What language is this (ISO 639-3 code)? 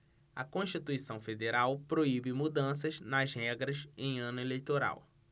por